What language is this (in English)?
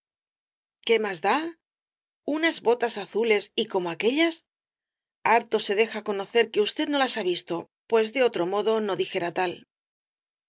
Spanish